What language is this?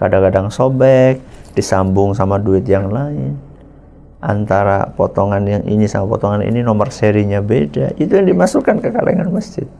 Indonesian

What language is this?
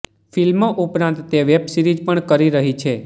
Gujarati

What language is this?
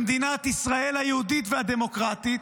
Hebrew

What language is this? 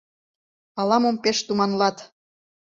Mari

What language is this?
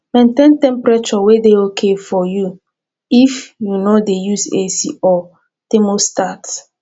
Nigerian Pidgin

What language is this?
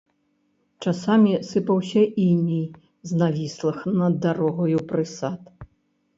Belarusian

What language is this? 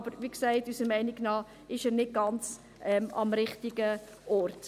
Swiss German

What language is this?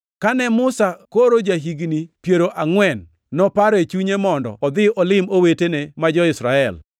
Luo (Kenya and Tanzania)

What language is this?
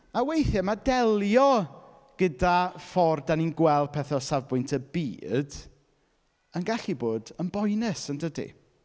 Welsh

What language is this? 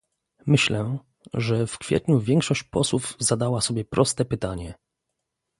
Polish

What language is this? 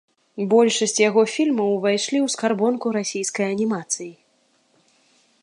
Belarusian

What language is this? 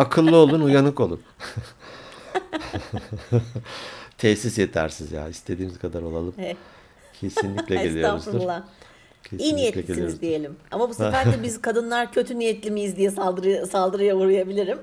Turkish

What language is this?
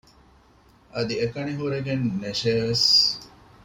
Divehi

